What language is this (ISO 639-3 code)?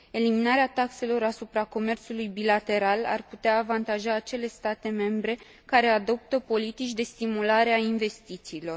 ron